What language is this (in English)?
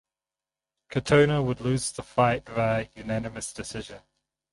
English